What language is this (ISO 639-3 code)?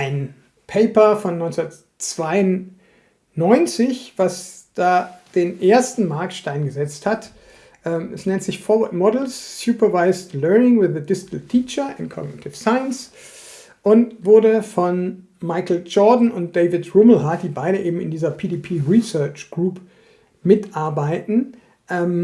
deu